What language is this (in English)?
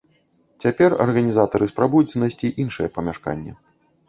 Belarusian